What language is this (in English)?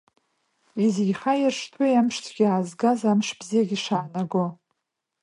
Abkhazian